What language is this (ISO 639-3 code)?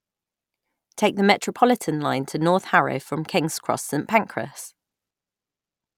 eng